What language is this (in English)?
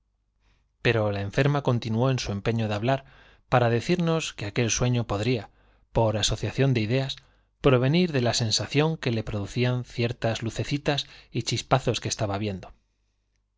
Spanish